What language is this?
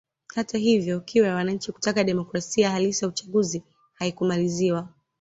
Swahili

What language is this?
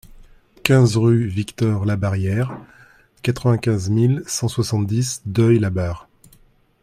French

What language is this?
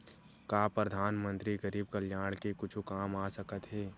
Chhattisgarhi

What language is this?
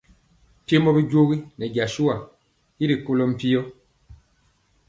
Mpiemo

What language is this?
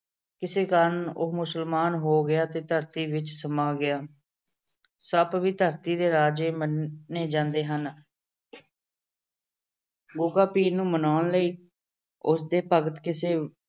Punjabi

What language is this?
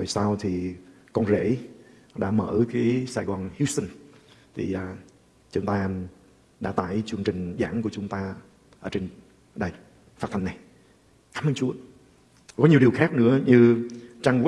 Vietnamese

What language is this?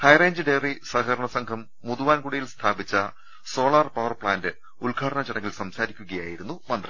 Malayalam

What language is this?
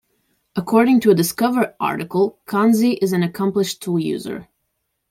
English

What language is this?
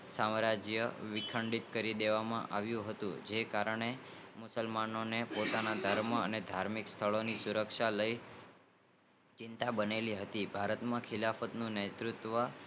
Gujarati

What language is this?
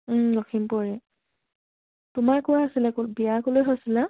Assamese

